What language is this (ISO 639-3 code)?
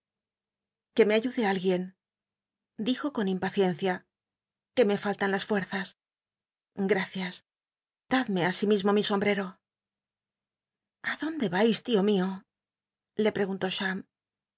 spa